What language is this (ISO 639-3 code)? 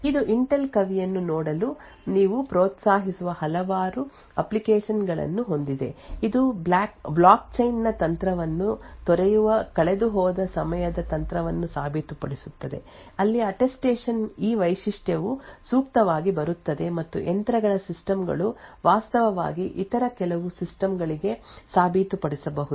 kan